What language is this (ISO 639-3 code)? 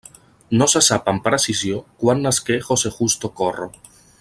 cat